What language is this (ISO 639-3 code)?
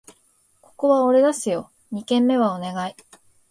jpn